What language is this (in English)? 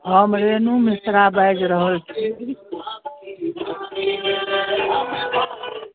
Maithili